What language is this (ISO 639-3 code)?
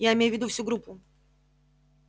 rus